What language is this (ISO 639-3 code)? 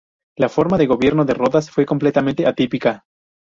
spa